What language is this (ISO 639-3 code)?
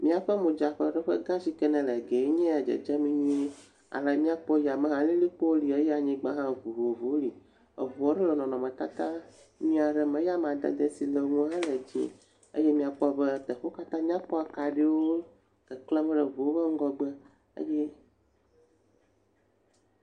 ewe